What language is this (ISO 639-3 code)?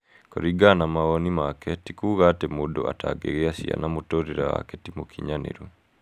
kik